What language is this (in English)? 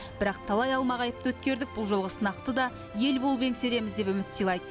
Kazakh